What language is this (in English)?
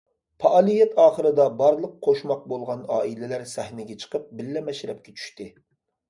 Uyghur